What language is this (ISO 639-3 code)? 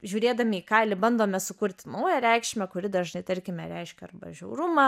lit